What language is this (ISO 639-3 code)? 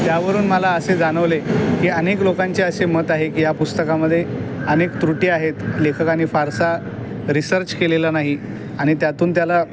mar